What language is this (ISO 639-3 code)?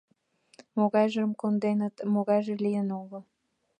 chm